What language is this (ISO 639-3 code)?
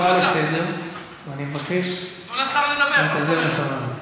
heb